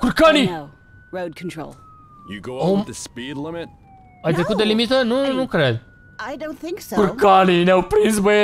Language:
Romanian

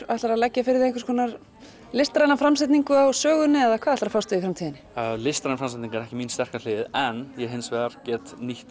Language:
Icelandic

